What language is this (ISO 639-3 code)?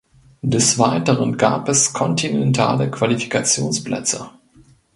deu